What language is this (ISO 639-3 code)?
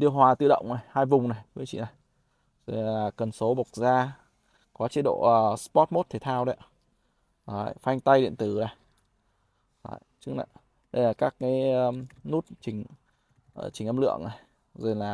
vie